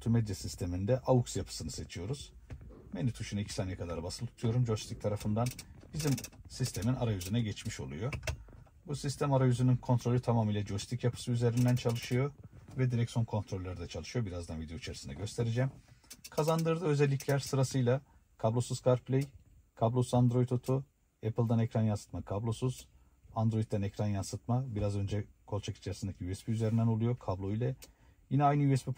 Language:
Turkish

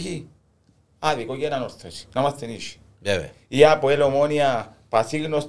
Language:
Greek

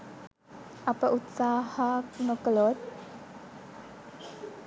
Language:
Sinhala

